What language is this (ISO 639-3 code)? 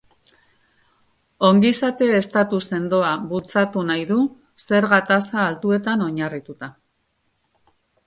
eus